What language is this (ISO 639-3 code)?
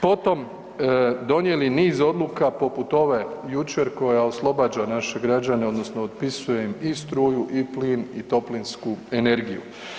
hrv